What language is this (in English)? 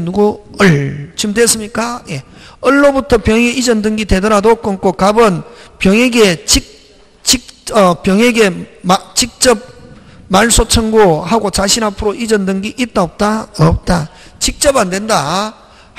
Korean